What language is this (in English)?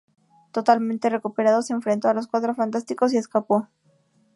Spanish